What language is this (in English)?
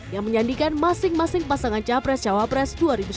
Indonesian